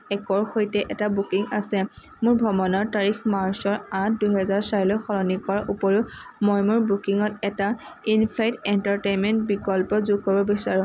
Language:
Assamese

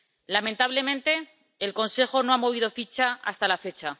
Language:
Spanish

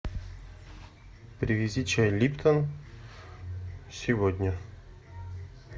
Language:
Russian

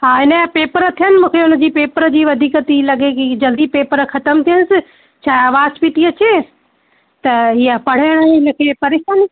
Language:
Sindhi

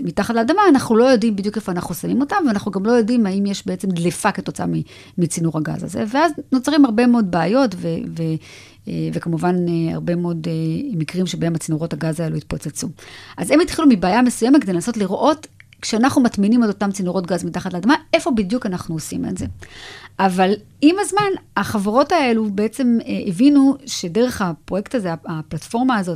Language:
Hebrew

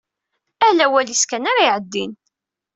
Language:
Kabyle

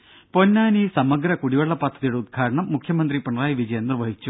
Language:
Malayalam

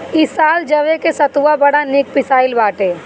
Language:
Bhojpuri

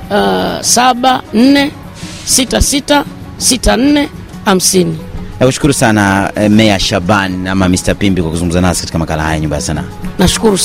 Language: Swahili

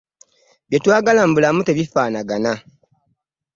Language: Ganda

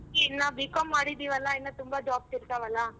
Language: Kannada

